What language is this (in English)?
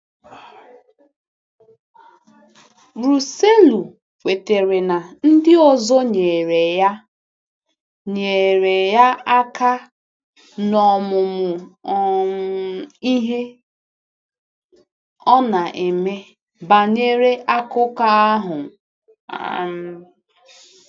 Igbo